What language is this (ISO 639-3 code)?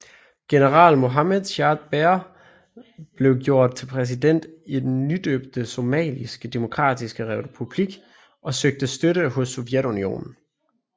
dan